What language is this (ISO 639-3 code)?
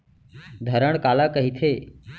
hne